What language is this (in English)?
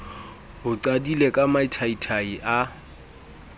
Southern Sotho